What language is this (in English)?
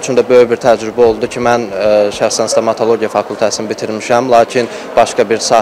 Turkish